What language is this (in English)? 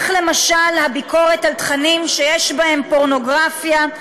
Hebrew